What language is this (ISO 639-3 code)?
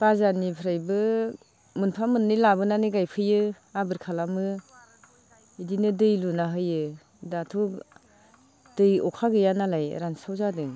brx